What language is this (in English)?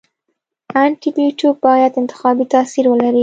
Pashto